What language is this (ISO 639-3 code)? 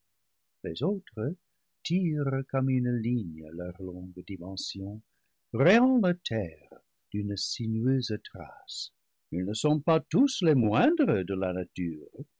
fra